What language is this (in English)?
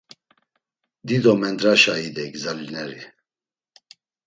Laz